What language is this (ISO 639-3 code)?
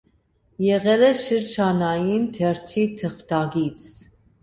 hye